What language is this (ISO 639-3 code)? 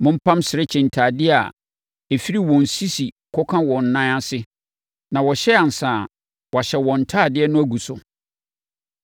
aka